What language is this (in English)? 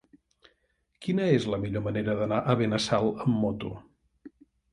Catalan